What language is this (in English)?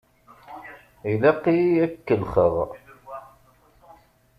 Kabyle